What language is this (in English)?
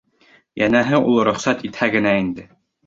Bashkir